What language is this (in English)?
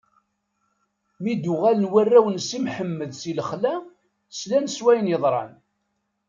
Kabyle